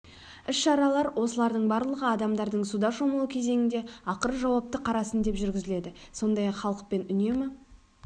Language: Kazakh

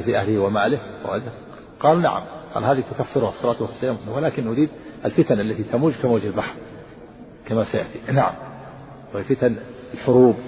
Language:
Arabic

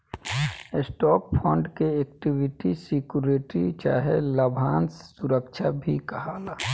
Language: Bhojpuri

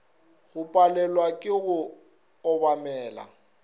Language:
Northern Sotho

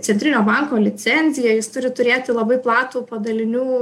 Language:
Lithuanian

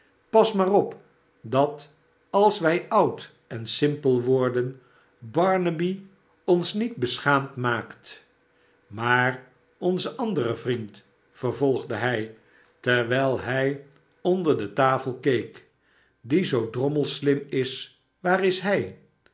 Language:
Dutch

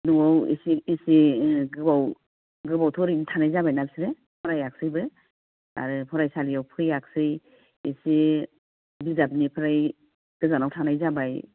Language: Bodo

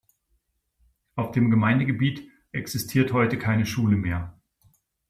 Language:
German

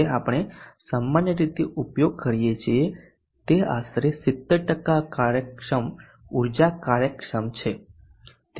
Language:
Gujarati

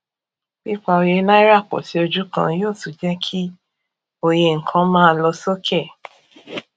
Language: Yoruba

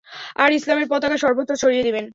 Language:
Bangla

